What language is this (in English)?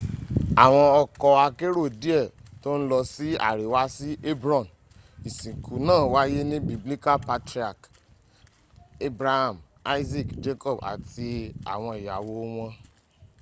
Yoruba